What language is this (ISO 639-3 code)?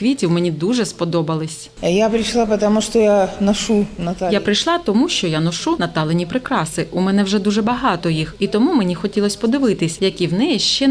ukr